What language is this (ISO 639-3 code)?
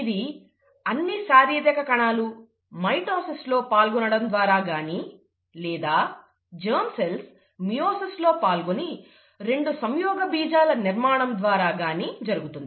tel